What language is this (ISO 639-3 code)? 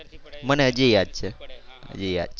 guj